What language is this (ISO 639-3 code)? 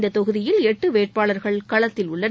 tam